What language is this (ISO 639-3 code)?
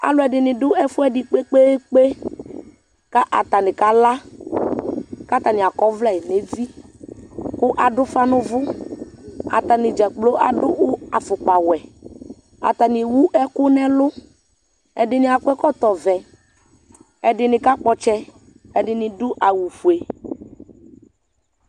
kpo